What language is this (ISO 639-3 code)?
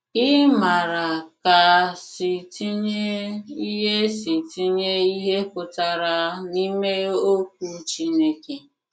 ibo